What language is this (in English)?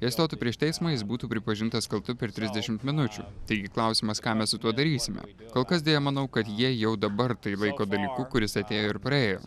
Lithuanian